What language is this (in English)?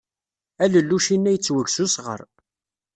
Kabyle